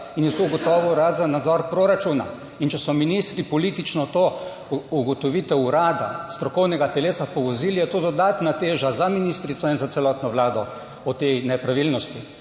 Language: Slovenian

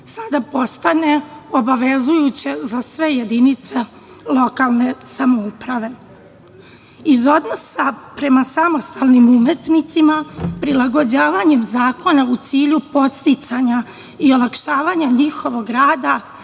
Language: Serbian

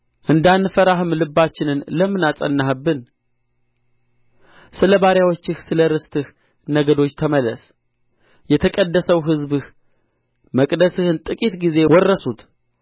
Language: Amharic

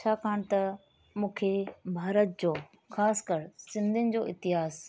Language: Sindhi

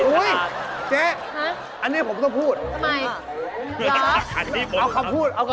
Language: Thai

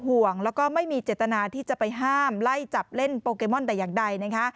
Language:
Thai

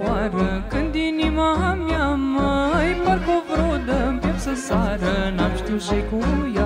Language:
Romanian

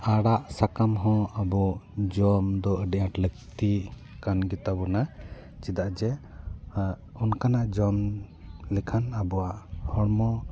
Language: Santali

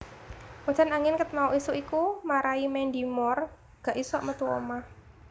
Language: Javanese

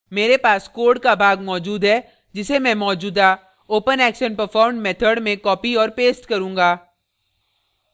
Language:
Hindi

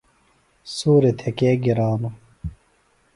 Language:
Phalura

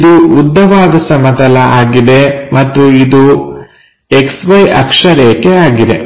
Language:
Kannada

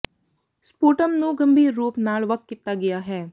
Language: Punjabi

